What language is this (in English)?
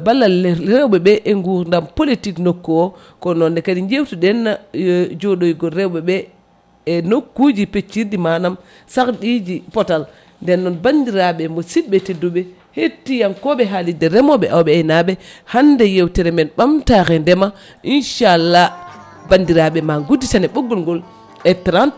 Fula